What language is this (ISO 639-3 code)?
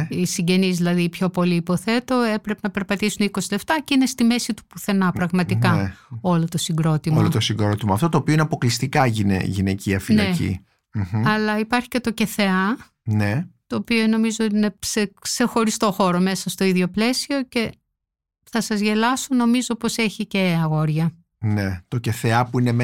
ell